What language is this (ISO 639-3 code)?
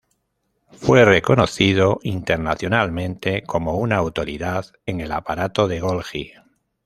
spa